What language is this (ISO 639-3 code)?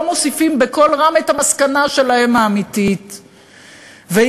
heb